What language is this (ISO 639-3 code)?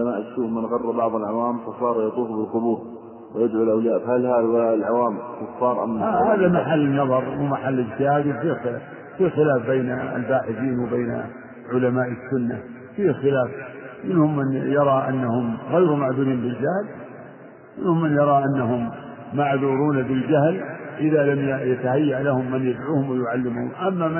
ara